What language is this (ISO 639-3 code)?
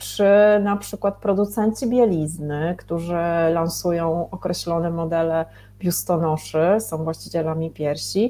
pol